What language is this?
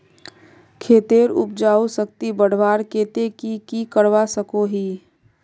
Magahi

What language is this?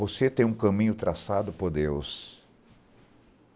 Portuguese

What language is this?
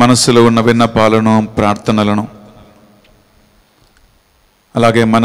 Hindi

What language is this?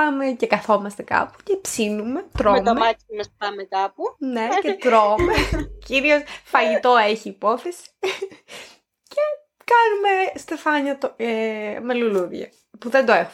Greek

